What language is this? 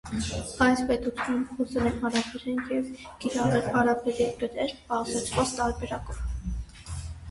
Armenian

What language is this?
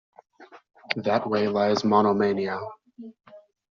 English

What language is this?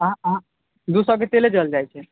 Maithili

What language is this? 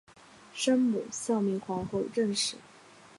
Chinese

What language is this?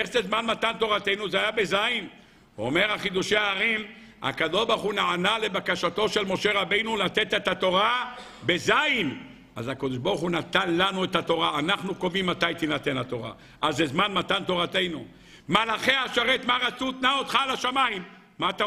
Hebrew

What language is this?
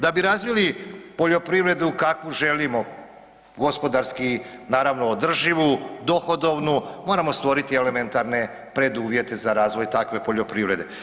Croatian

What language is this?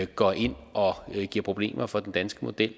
Danish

